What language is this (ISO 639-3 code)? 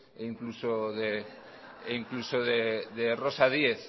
spa